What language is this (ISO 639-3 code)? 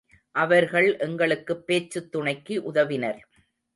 tam